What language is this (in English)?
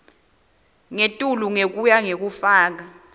Swati